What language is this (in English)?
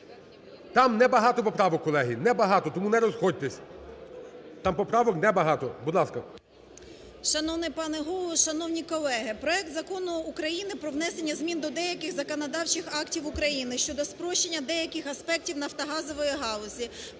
Ukrainian